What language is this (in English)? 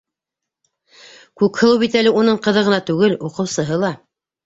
Bashkir